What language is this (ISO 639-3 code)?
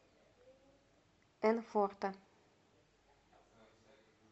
rus